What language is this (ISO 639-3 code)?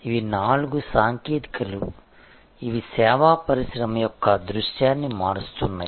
tel